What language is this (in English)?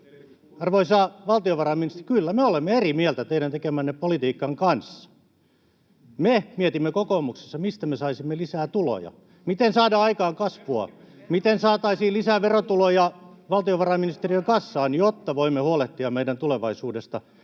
Finnish